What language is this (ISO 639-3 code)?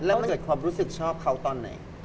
tha